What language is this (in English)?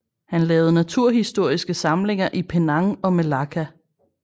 Danish